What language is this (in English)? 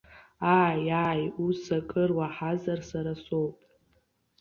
Abkhazian